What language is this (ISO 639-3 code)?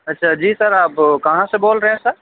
urd